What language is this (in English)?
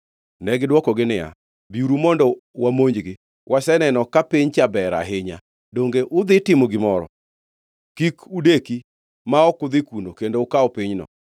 Luo (Kenya and Tanzania)